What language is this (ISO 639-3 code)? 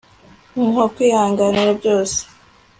kin